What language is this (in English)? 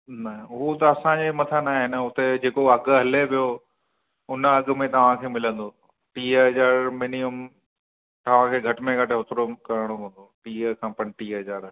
Sindhi